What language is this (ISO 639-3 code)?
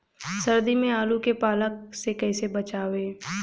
bho